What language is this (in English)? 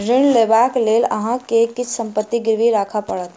Maithili